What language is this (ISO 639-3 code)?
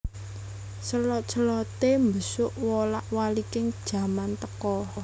jav